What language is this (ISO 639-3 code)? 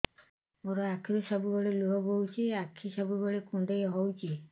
ori